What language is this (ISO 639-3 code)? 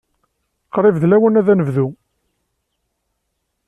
kab